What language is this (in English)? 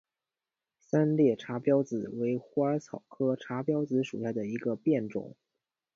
Chinese